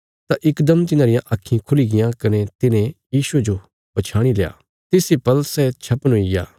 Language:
Bilaspuri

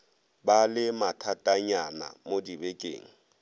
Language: Northern Sotho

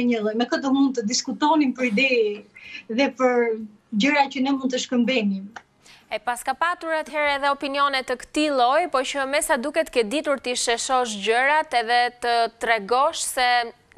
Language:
Romanian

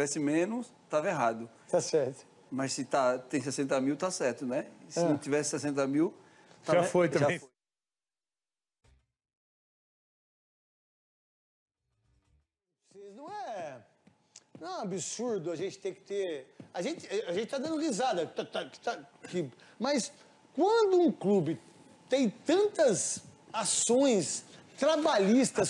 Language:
Portuguese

